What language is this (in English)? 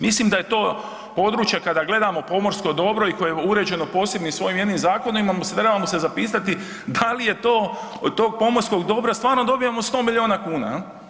Croatian